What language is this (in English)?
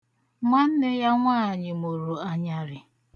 Igbo